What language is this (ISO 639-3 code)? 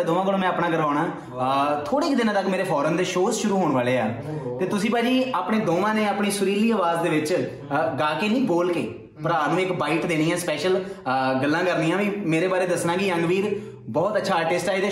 pan